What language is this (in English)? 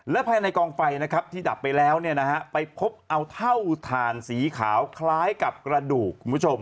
Thai